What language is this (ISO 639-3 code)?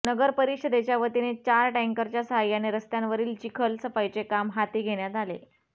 mar